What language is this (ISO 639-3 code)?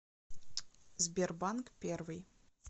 rus